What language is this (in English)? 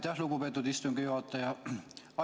Estonian